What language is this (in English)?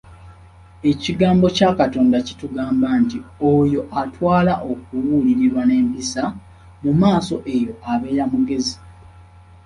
Ganda